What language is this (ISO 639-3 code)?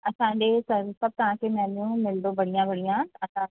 snd